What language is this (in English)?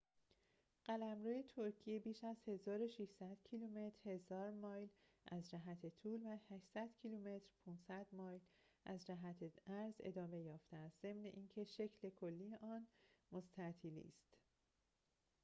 Persian